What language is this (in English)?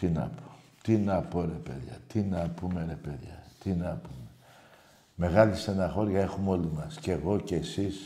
Greek